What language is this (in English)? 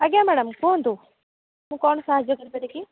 Odia